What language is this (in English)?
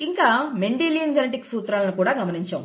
Telugu